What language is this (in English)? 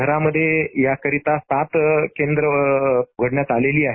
Marathi